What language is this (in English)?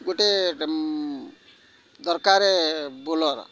Odia